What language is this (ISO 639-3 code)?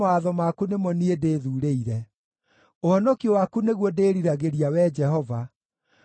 kik